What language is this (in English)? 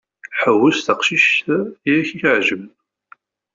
Kabyle